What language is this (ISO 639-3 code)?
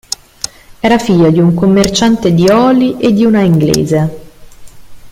ita